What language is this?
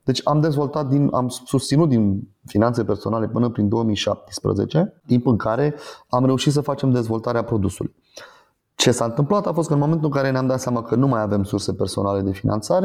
Romanian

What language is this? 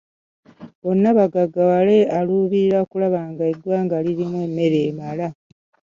Ganda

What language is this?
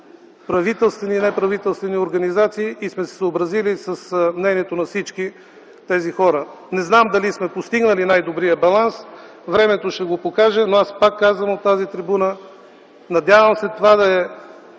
Bulgarian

